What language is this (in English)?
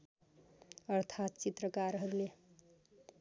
Nepali